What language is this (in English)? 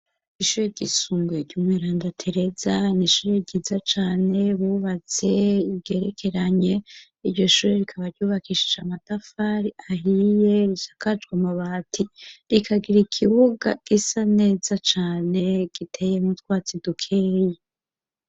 Rundi